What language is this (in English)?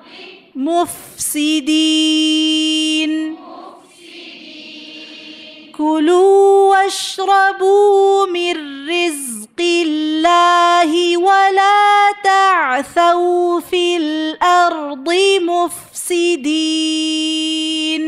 Arabic